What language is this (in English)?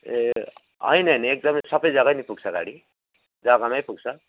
Nepali